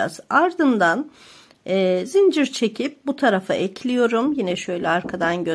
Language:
Turkish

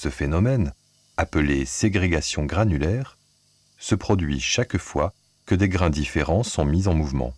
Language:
French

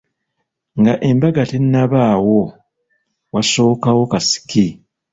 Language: Ganda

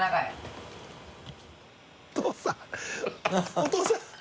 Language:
Japanese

